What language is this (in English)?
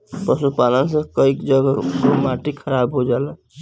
Bhojpuri